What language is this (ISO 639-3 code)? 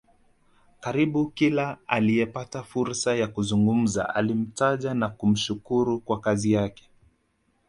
swa